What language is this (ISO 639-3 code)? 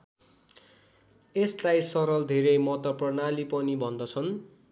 nep